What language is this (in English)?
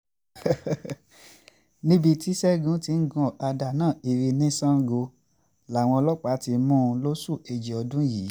Yoruba